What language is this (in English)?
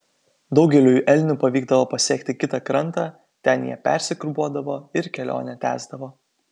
Lithuanian